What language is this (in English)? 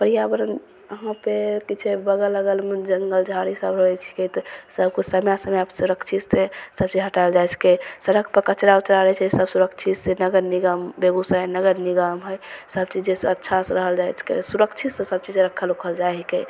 Maithili